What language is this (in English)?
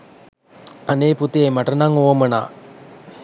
Sinhala